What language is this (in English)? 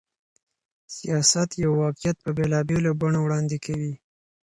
Pashto